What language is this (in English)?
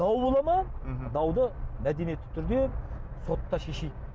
Kazakh